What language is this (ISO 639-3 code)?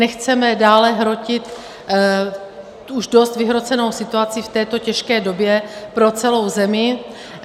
ces